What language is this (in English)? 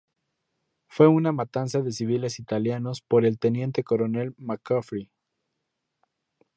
Spanish